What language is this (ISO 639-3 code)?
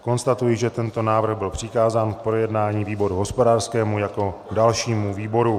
ces